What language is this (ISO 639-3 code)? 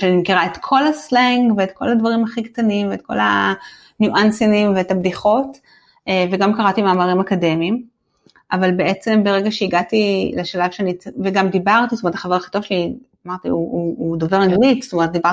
heb